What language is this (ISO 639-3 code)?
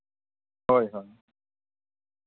sat